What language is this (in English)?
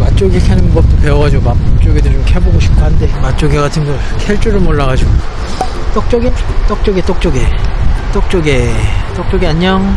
Korean